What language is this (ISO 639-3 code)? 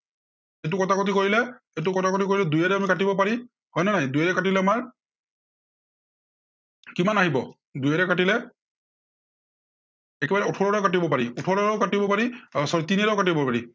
asm